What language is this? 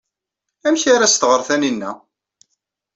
Kabyle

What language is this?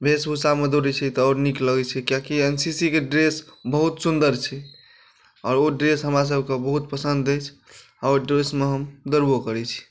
Maithili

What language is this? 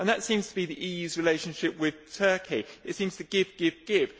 English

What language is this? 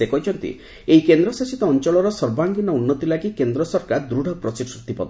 Odia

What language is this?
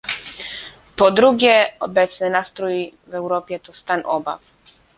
Polish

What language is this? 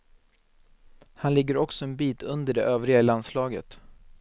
Swedish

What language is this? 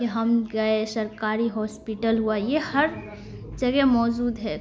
Urdu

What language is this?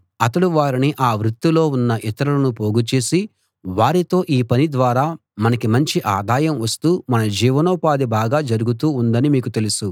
Telugu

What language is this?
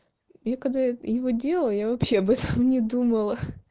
Russian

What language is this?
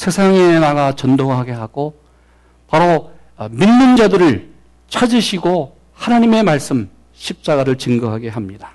Korean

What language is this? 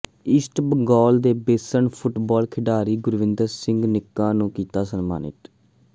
Punjabi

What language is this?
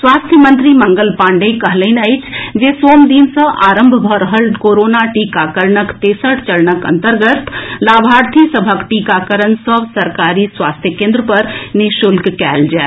Maithili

